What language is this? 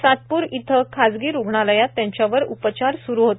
Marathi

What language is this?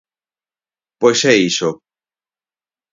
Galician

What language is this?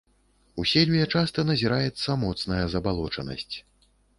Belarusian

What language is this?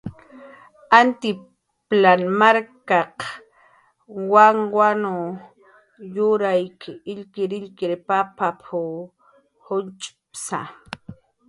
Jaqaru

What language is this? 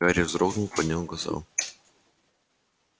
Russian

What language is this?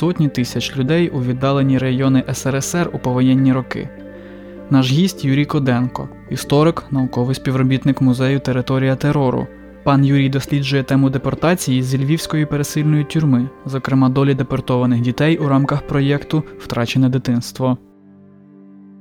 Ukrainian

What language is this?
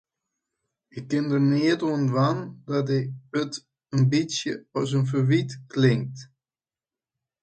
Western Frisian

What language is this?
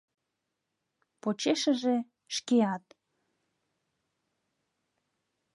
Mari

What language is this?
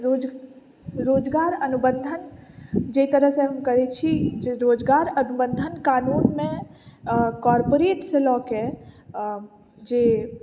Maithili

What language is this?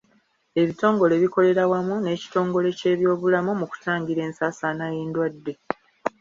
Ganda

